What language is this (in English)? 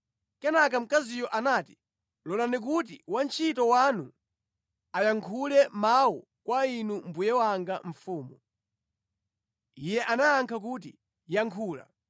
Nyanja